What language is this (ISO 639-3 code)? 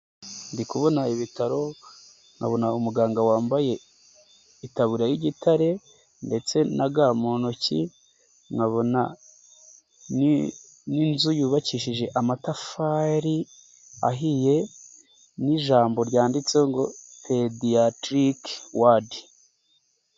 kin